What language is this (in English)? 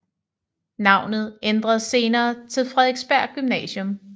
Danish